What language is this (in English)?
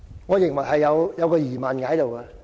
Cantonese